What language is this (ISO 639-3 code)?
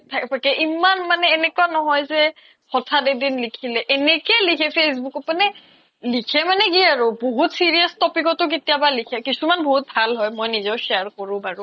asm